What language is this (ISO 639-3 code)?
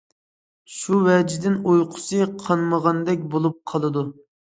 uig